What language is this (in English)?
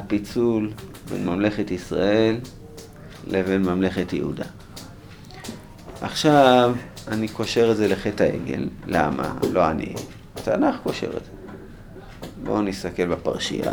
Hebrew